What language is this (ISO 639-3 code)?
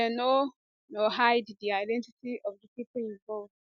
pcm